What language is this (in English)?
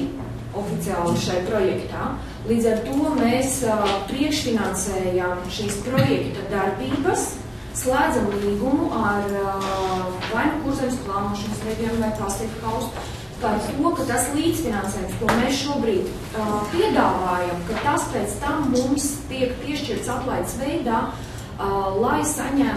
Latvian